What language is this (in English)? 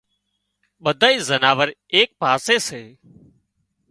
Wadiyara Koli